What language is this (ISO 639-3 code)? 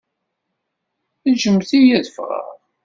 kab